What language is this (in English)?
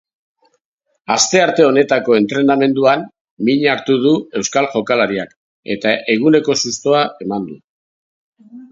Basque